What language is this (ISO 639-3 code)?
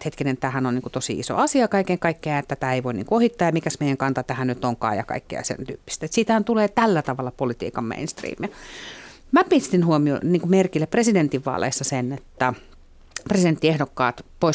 fin